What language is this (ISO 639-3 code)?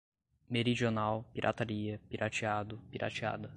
por